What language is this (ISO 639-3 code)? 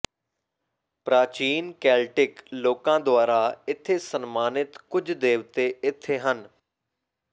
pan